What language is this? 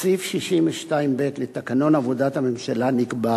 Hebrew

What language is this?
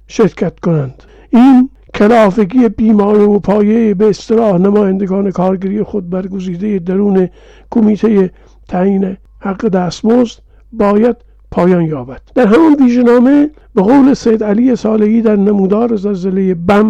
Persian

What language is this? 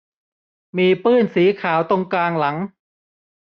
Thai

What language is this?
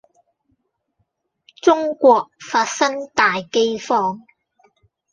Cantonese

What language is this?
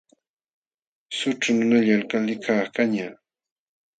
Jauja Wanca Quechua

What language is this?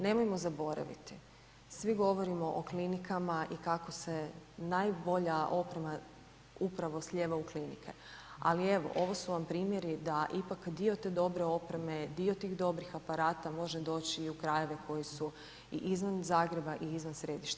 Croatian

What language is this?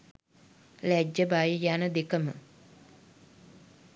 Sinhala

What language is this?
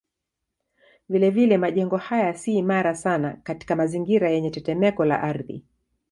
Swahili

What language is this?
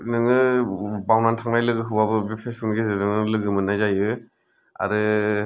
Bodo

